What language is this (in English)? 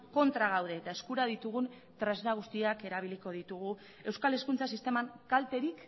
Basque